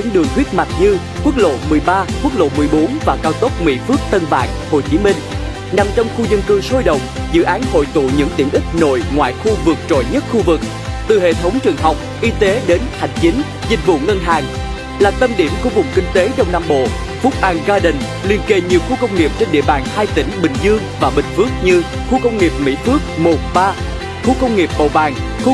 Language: Vietnamese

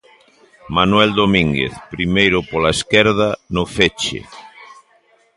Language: Galician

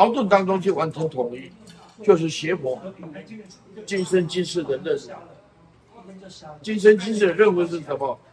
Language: Chinese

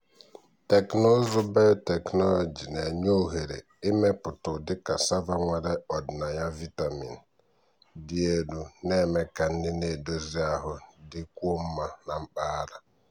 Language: Igbo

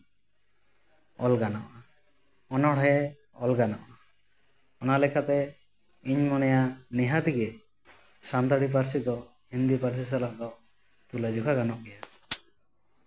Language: Santali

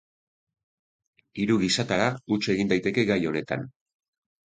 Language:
Basque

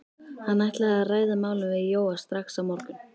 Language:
Icelandic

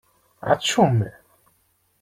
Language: Kabyle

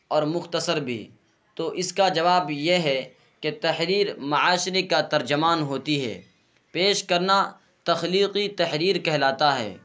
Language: Urdu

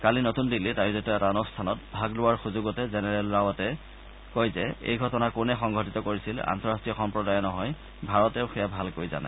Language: Assamese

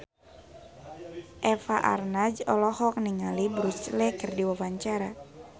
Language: Sundanese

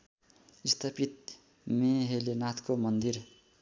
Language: Nepali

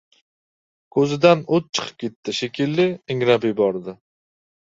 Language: Uzbek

